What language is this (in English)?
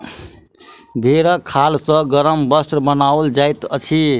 Maithili